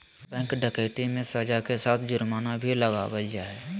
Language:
Magahi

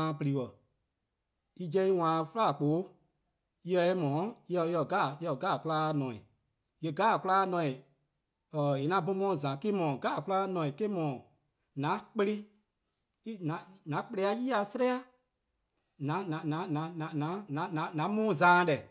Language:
Eastern Krahn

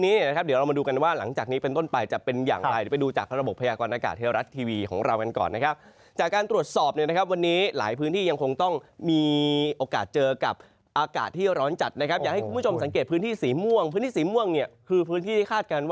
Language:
Thai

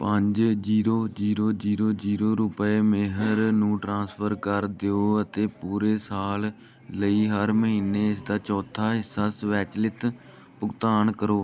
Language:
Punjabi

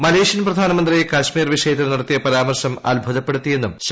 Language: Malayalam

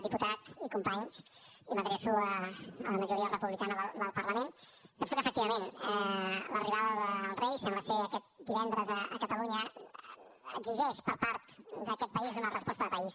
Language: Catalan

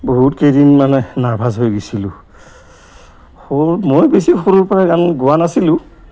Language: Assamese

